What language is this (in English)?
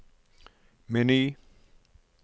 Norwegian